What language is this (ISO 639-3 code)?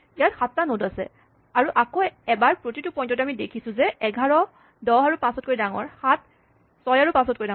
asm